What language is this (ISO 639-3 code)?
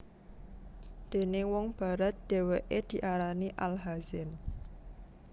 jav